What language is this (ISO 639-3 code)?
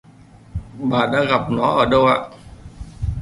vie